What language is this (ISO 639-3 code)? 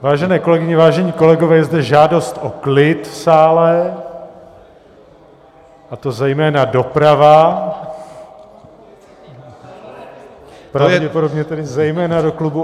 ces